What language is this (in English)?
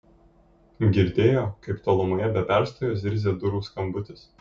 Lithuanian